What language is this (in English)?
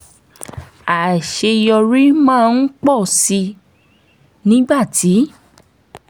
Yoruba